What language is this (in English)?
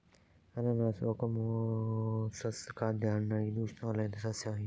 Kannada